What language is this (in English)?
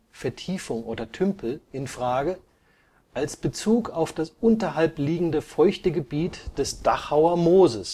German